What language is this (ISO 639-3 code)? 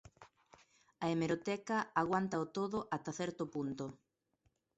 glg